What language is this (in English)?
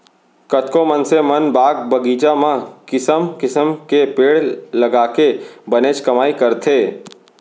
Chhattisgarhi